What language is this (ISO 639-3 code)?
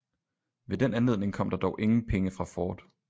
dan